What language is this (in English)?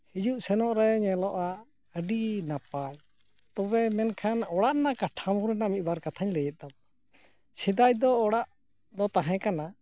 Santali